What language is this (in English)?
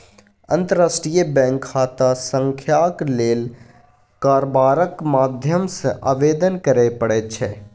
Maithili